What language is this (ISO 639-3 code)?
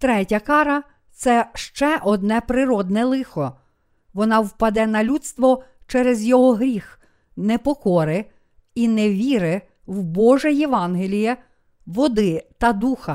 ukr